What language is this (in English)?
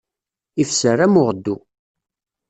Kabyle